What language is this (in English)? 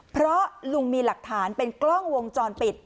Thai